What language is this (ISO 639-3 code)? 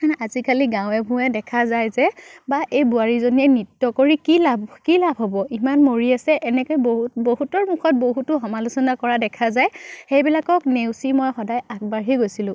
asm